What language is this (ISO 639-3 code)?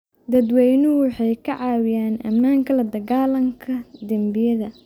som